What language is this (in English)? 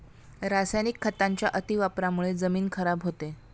Marathi